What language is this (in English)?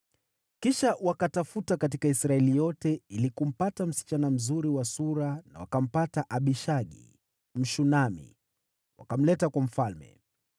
Swahili